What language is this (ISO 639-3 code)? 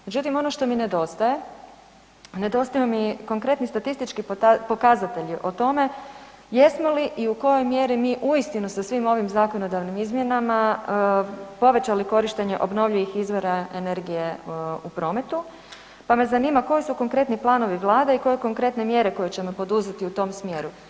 hrv